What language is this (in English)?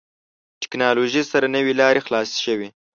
Pashto